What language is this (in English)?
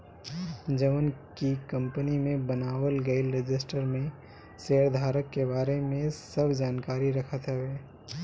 Bhojpuri